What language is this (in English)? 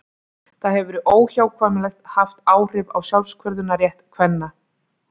Icelandic